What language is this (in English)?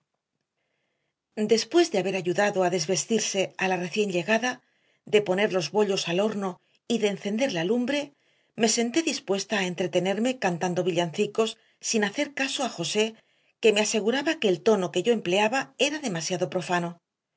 Spanish